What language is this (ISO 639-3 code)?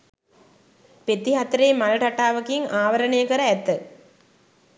sin